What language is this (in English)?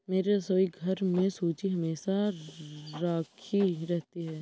Hindi